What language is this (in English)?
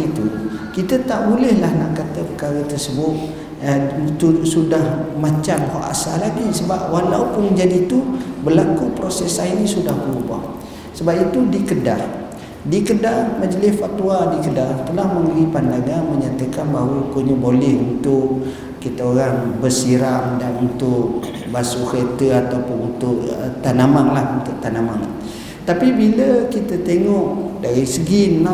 Malay